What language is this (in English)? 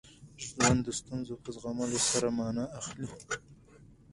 Pashto